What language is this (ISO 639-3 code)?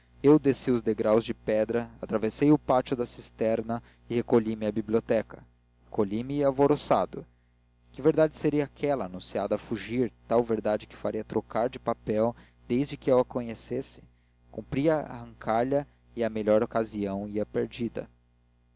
por